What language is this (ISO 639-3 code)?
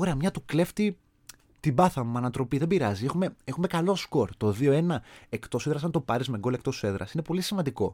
ell